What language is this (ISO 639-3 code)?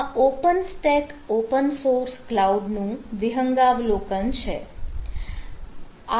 guj